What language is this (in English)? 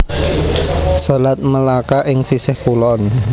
Javanese